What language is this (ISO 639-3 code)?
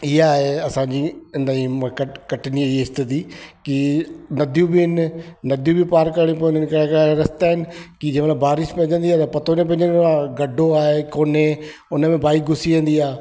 snd